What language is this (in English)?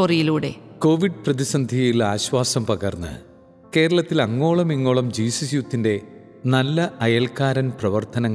Malayalam